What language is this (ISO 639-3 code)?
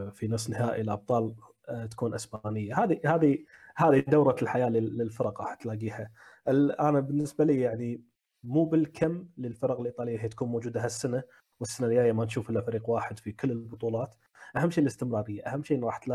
ara